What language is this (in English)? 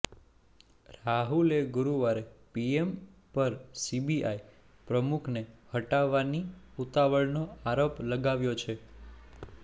Gujarati